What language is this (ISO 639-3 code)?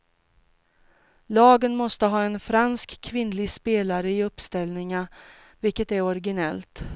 swe